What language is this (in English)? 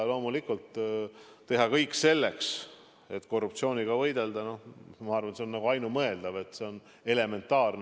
Estonian